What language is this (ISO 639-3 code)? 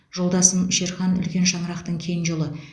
kaz